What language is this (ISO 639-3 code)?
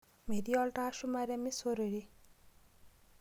mas